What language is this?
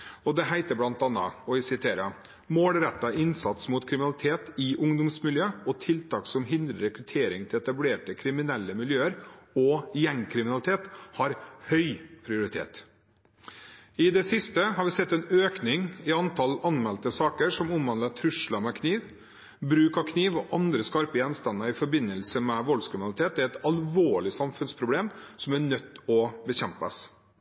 Norwegian Bokmål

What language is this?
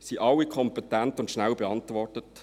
Swiss German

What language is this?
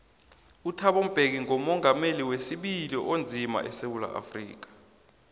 South Ndebele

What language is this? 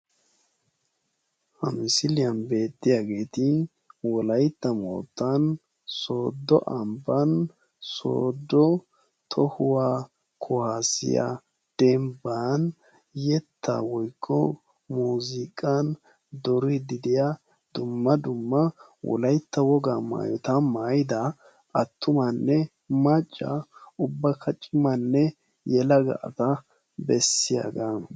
Wolaytta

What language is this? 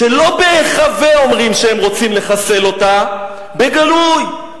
Hebrew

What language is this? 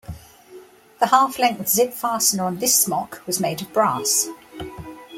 English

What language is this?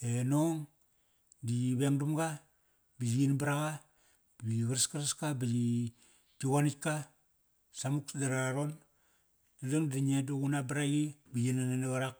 Kairak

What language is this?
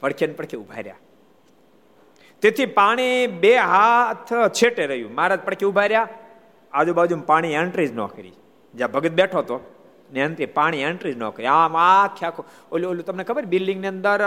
Gujarati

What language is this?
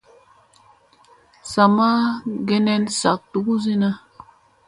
Musey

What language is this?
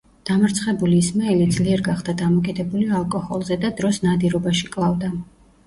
Georgian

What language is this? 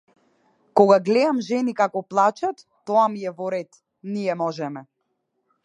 Macedonian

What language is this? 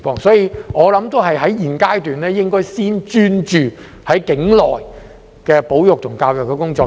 Cantonese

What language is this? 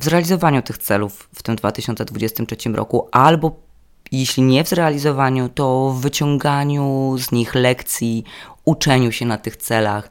Polish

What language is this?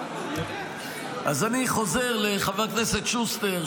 Hebrew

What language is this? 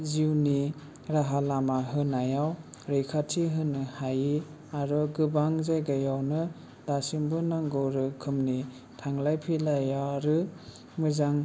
Bodo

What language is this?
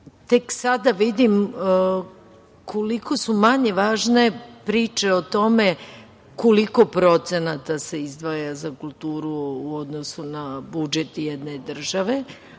Serbian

